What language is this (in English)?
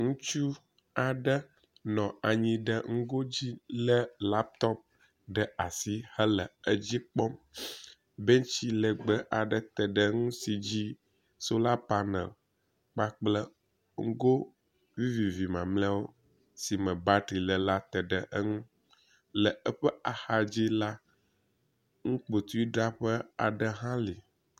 Ewe